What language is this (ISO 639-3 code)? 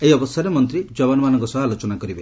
ori